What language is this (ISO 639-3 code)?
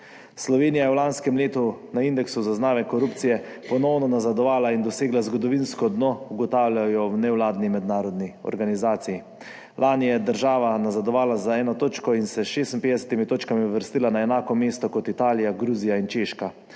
slv